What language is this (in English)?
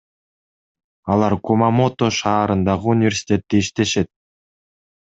Kyrgyz